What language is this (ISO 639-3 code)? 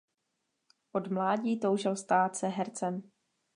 ces